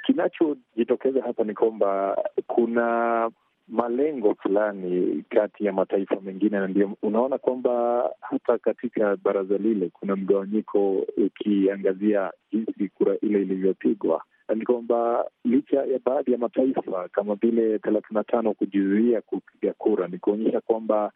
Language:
Swahili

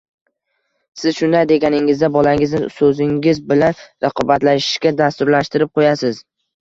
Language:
Uzbek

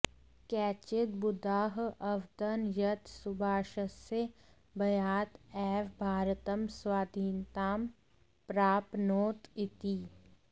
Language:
Sanskrit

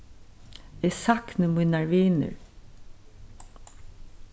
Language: Faroese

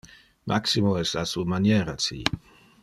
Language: Interlingua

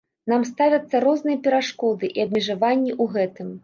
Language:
Belarusian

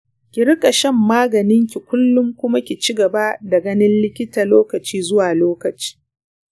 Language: Hausa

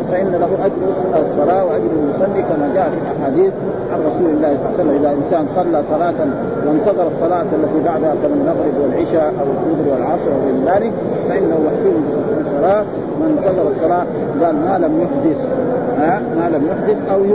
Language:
Arabic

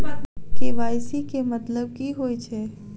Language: Maithili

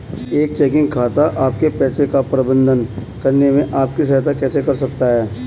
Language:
Hindi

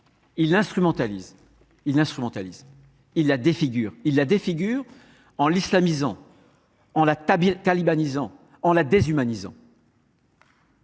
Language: French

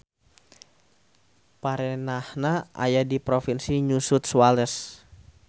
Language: Sundanese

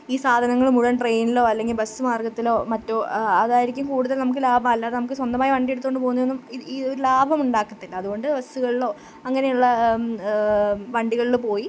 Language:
Malayalam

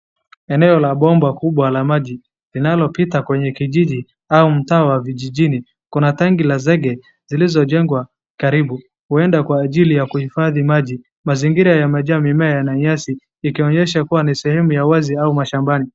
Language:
Swahili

